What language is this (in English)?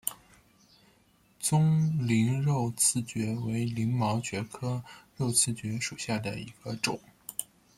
Chinese